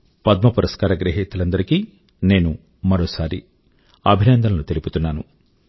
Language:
Telugu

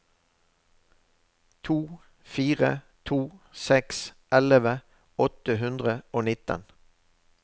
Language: Norwegian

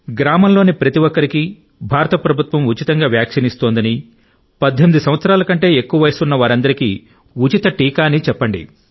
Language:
Telugu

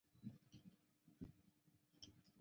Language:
Chinese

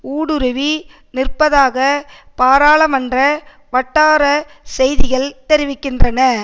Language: Tamil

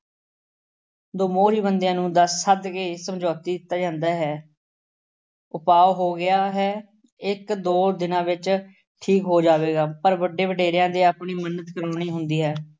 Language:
Punjabi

